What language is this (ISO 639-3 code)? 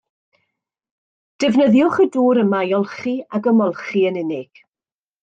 cym